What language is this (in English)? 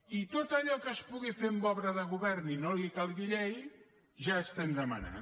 Catalan